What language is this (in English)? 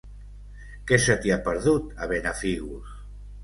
Catalan